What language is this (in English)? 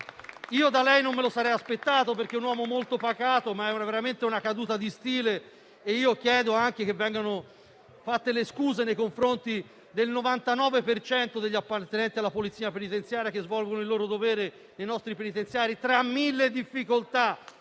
Italian